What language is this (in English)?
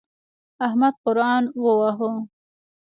Pashto